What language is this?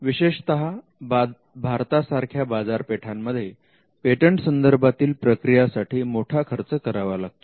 Marathi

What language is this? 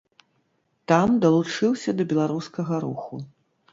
Belarusian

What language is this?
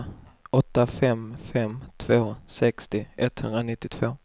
Swedish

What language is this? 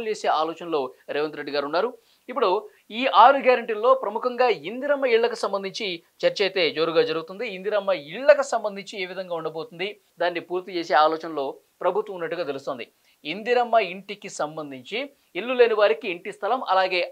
Telugu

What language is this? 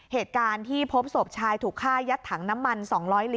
Thai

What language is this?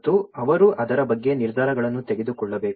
Kannada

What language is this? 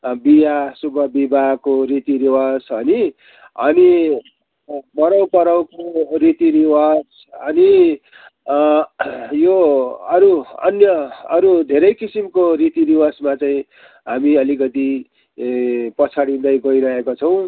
Nepali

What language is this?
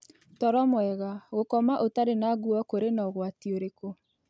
Kikuyu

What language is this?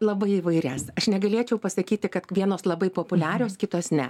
Lithuanian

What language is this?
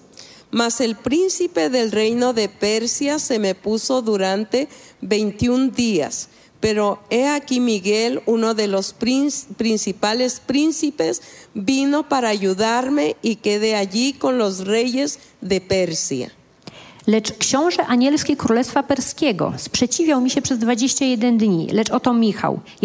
Polish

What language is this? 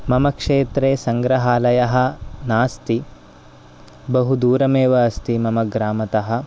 Sanskrit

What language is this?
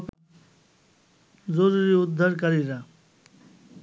Bangla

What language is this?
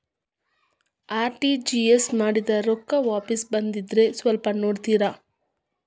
Kannada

